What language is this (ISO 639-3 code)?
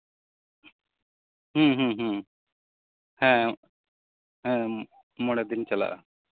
sat